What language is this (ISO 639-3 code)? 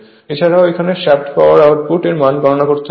ben